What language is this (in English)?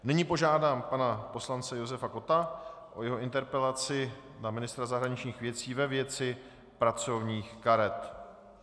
Czech